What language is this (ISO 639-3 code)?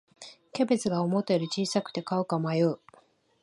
jpn